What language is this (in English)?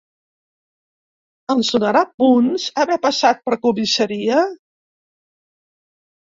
Catalan